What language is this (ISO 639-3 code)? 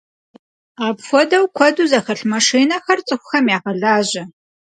kbd